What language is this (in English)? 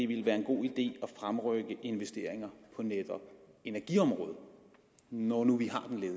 Danish